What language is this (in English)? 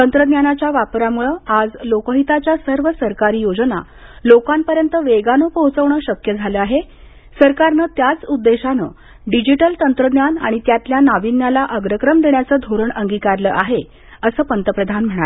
Marathi